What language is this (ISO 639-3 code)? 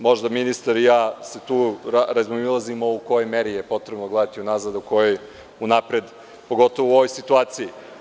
srp